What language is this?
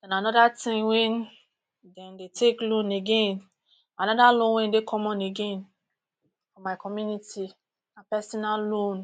Nigerian Pidgin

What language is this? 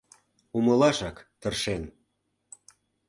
Mari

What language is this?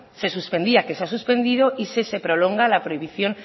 Spanish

